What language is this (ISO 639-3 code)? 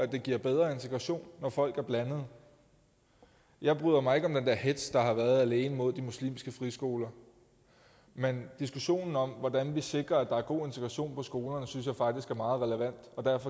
dan